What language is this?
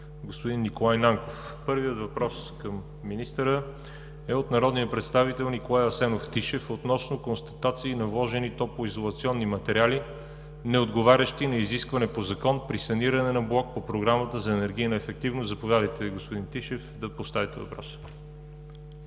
Bulgarian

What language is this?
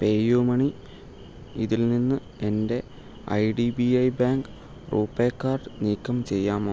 Malayalam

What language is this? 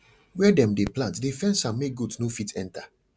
Nigerian Pidgin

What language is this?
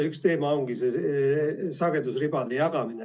Estonian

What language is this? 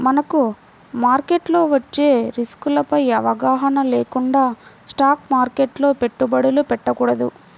Telugu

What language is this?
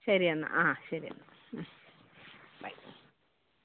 Malayalam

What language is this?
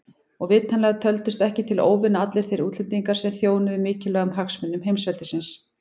Icelandic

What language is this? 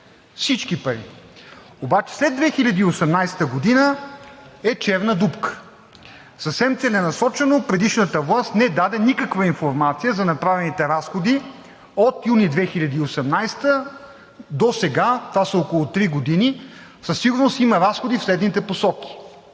Bulgarian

